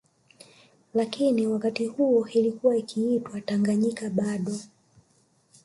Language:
Swahili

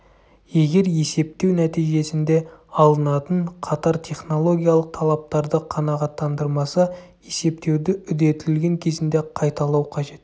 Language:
Kazakh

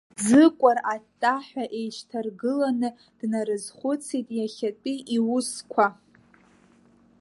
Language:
Abkhazian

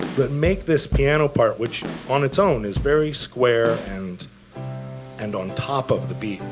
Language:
English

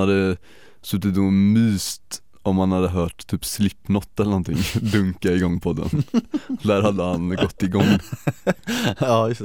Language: Swedish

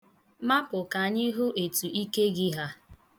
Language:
Igbo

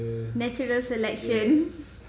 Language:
English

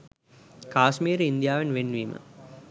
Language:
Sinhala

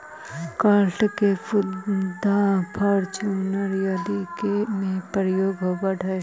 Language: Magahi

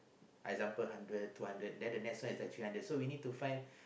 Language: English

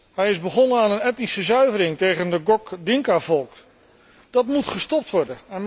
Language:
Dutch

